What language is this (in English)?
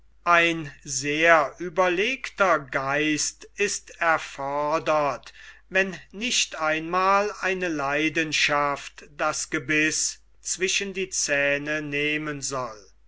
German